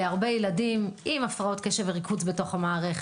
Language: Hebrew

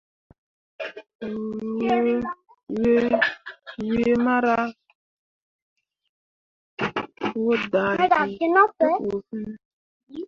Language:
Mundang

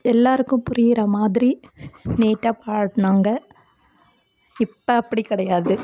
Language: Tamil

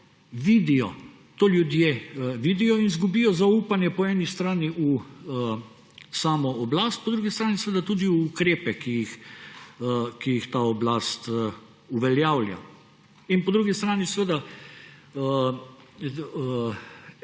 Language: Slovenian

